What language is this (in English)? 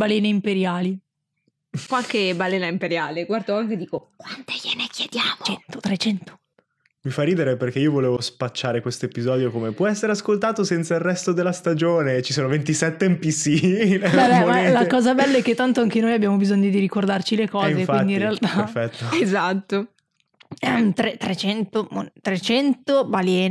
Italian